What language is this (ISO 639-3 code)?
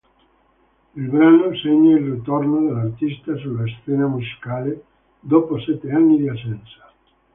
ita